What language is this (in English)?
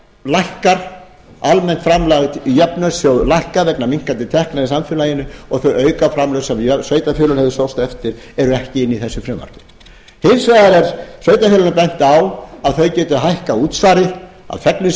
Icelandic